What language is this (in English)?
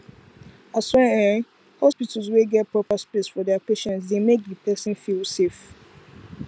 Nigerian Pidgin